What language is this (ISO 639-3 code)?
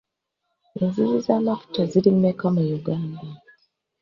lug